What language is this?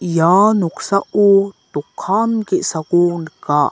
Garo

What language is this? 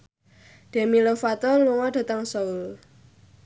Javanese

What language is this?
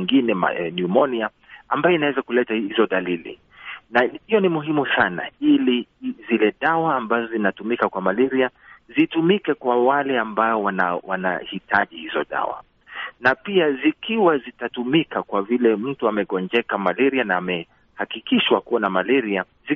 Swahili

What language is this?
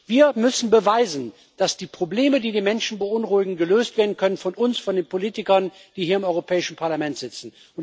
German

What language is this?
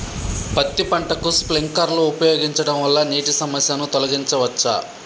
Telugu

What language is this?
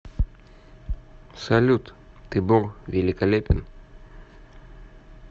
Russian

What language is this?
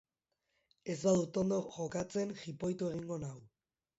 Basque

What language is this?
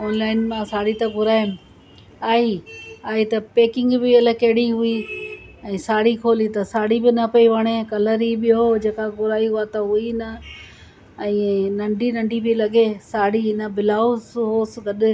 Sindhi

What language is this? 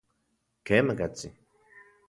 Central Puebla Nahuatl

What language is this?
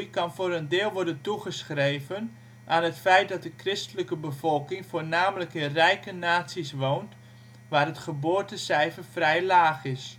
Dutch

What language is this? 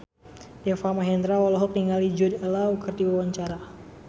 Sundanese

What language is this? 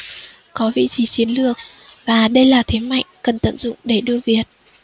Vietnamese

